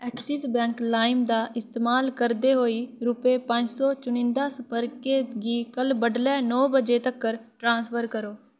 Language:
Dogri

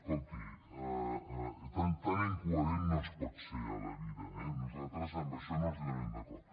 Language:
Catalan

